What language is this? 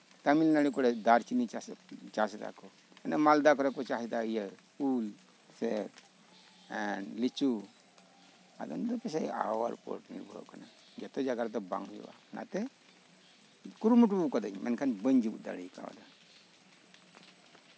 Santali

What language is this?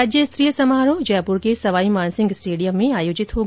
Hindi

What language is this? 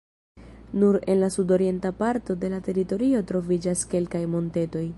Esperanto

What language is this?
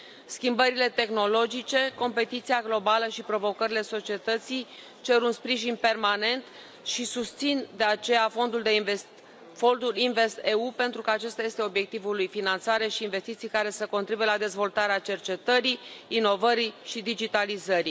Romanian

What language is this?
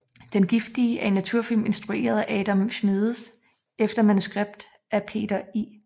Danish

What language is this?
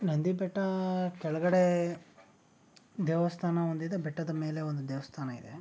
Kannada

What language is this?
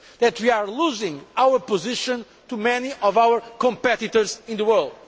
English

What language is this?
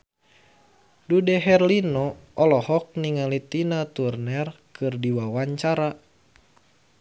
Sundanese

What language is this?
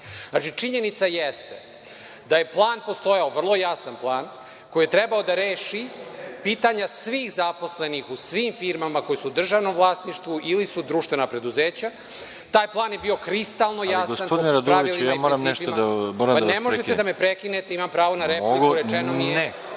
Serbian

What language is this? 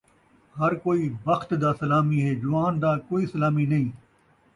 Saraiki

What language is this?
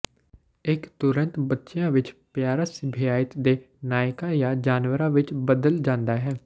Punjabi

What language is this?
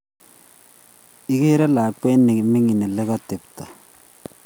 Kalenjin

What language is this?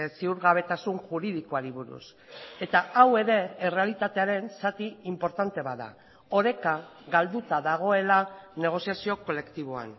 Basque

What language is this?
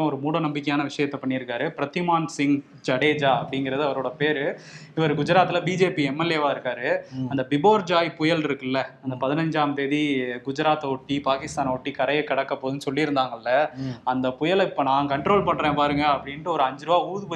Tamil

